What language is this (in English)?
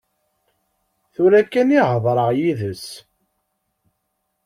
Kabyle